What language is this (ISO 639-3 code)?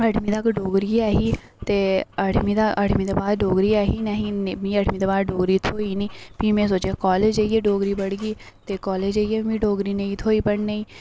doi